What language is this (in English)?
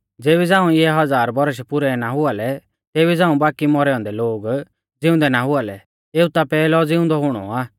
Mahasu Pahari